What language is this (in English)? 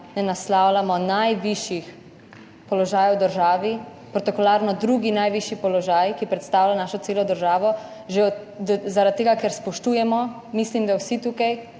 Slovenian